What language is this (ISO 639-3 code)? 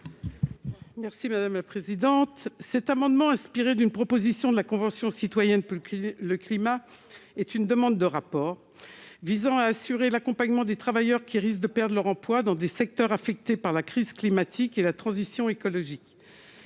fra